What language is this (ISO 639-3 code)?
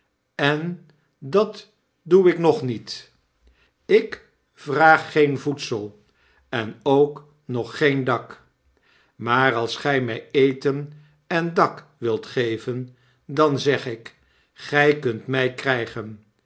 nld